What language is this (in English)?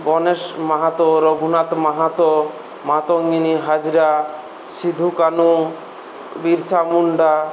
Bangla